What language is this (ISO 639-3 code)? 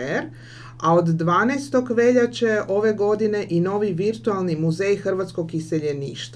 hrv